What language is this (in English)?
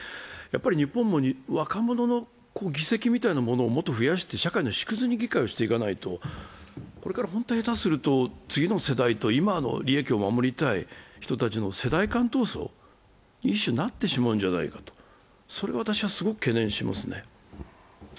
Japanese